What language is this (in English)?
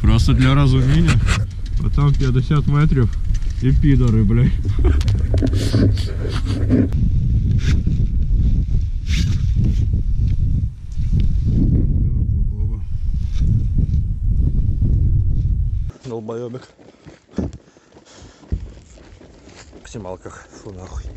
Russian